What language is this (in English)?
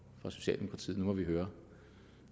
Danish